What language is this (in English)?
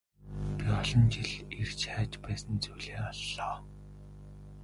Mongolian